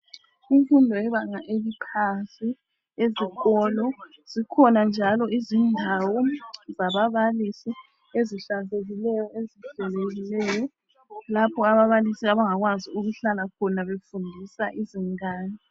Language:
North Ndebele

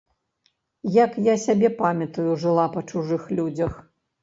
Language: Belarusian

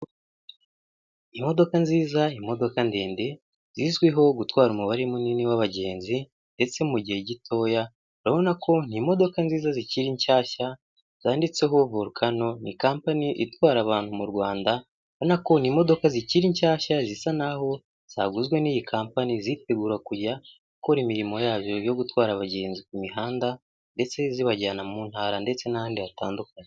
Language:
Kinyarwanda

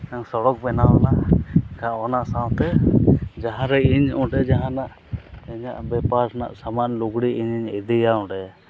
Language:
Santali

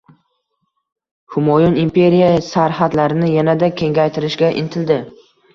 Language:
Uzbek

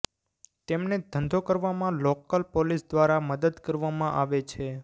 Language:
Gujarati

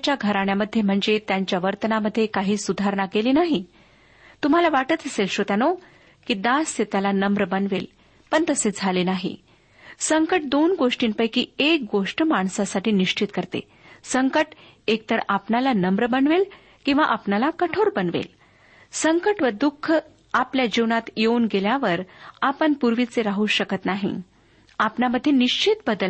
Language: Marathi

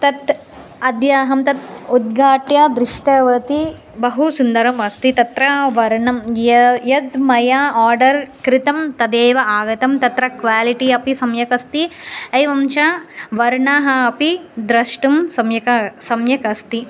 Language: Sanskrit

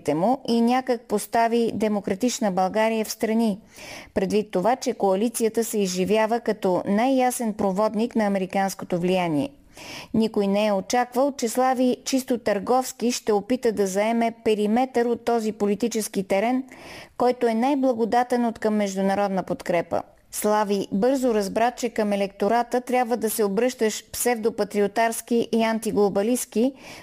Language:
Bulgarian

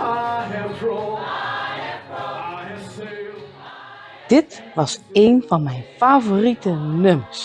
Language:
Dutch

